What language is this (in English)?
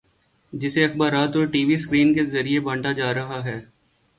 Urdu